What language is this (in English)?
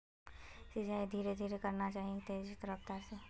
Magahi